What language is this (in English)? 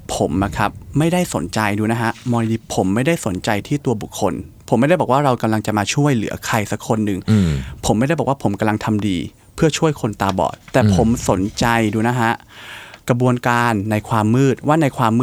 Thai